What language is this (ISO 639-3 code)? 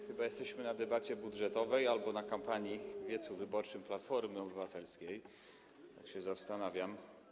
pol